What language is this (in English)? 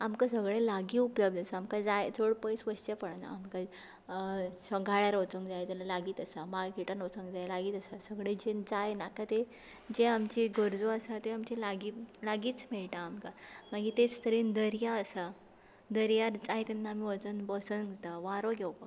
Konkani